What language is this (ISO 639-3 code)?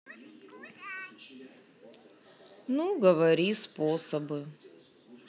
rus